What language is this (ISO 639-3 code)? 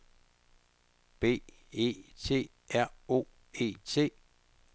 dan